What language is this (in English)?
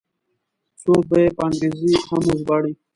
Pashto